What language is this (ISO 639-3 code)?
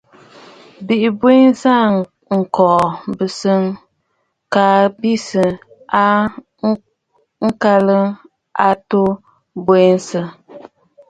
bfd